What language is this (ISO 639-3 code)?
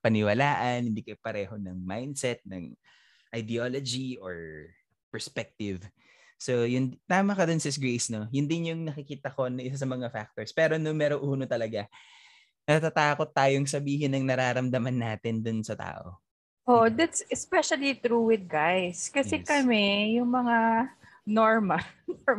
fil